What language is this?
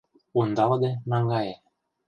Mari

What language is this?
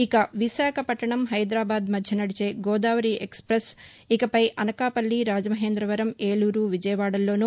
Telugu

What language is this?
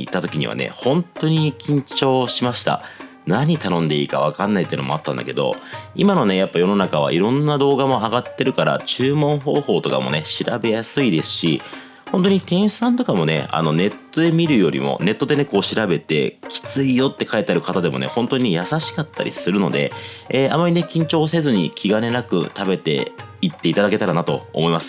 Japanese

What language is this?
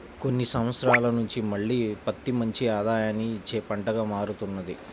Telugu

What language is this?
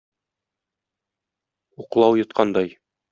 Tatar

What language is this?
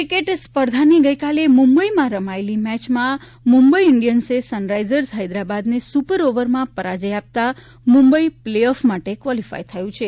Gujarati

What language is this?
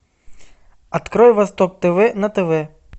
Russian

